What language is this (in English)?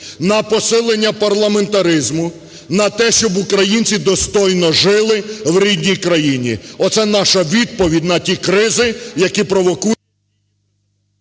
Ukrainian